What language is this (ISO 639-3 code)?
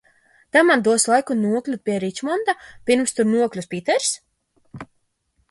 lav